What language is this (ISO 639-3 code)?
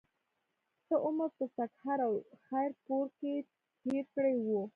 pus